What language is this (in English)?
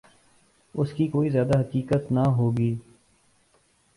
Urdu